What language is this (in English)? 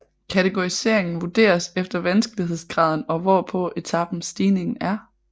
Danish